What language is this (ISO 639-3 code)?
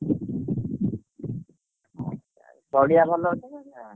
ori